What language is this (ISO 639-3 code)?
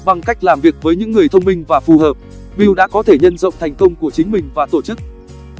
vie